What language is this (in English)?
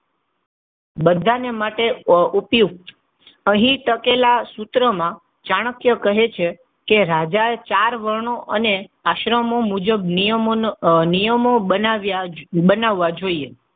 Gujarati